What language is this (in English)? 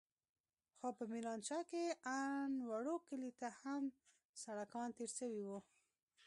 Pashto